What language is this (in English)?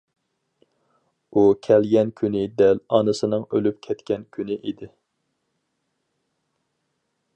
Uyghur